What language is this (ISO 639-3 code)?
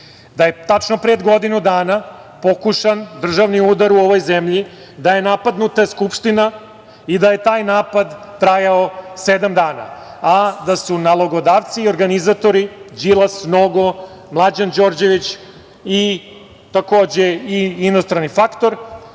srp